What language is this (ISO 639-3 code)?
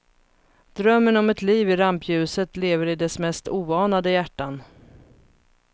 swe